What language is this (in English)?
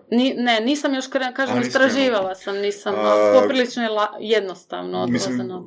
Croatian